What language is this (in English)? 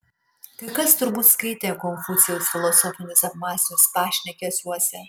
Lithuanian